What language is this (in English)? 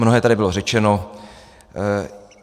Czech